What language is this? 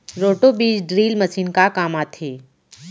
Chhattisgarhi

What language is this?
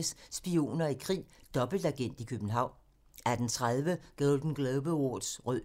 Danish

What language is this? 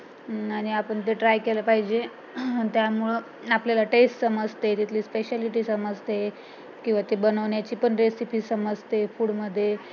Marathi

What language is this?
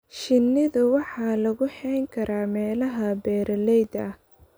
Somali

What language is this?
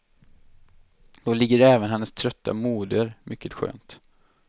Swedish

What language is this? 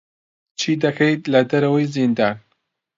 Central Kurdish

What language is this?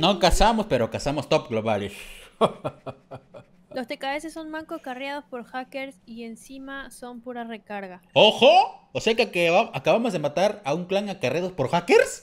Spanish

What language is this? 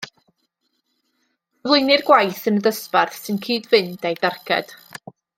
Welsh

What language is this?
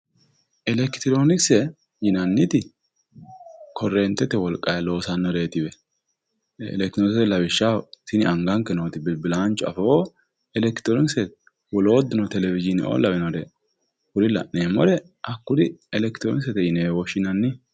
Sidamo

